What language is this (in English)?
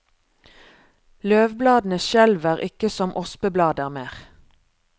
Norwegian